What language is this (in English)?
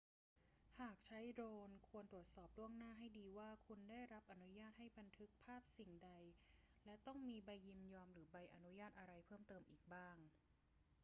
Thai